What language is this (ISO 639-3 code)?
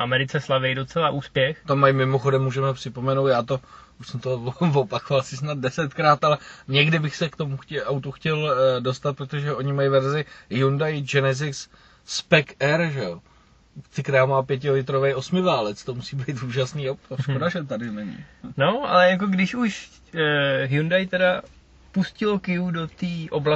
ces